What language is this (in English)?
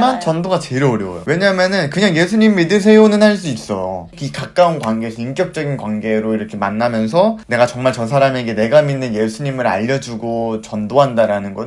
Korean